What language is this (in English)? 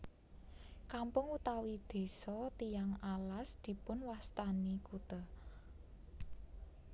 Javanese